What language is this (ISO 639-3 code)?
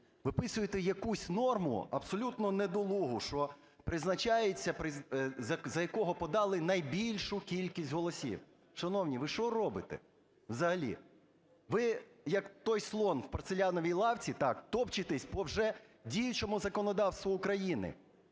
ukr